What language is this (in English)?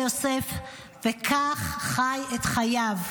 Hebrew